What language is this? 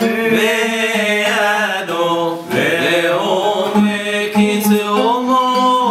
Arabic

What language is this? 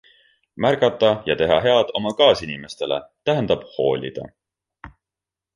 Estonian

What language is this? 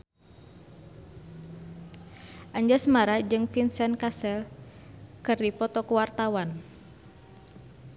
Sundanese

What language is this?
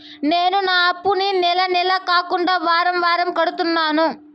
Telugu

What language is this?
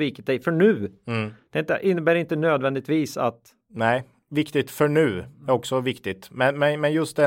Swedish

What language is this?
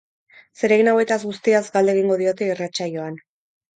Basque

